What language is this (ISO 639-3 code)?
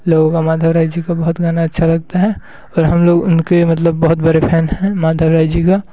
hin